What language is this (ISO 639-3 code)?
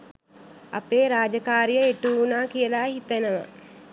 sin